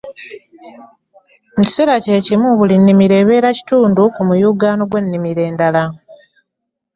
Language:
Ganda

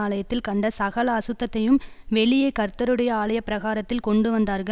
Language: Tamil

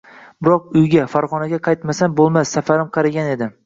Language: Uzbek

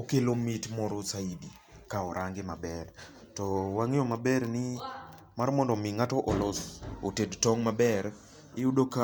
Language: Luo (Kenya and Tanzania)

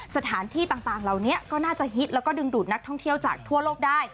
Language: Thai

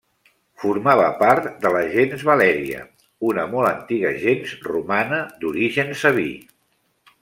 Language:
Catalan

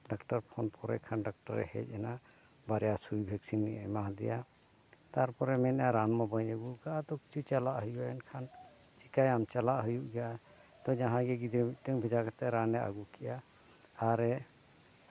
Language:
Santali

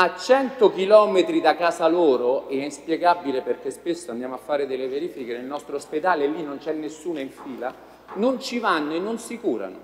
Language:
Italian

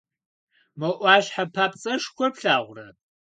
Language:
Kabardian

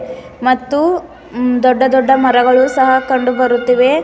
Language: Kannada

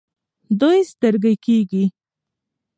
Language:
Pashto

